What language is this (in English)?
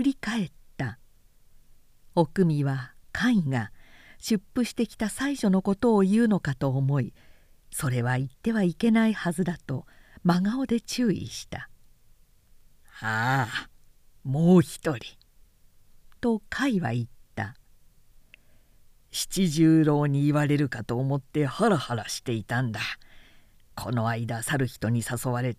Japanese